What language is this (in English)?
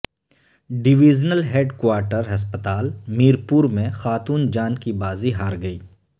Urdu